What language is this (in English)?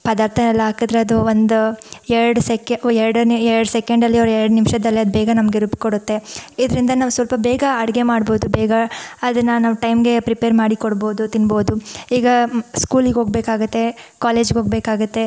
Kannada